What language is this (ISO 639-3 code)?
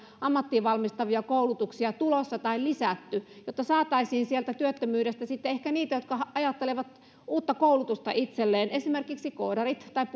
fin